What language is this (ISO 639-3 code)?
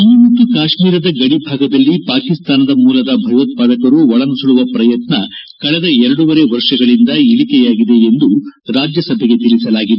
kan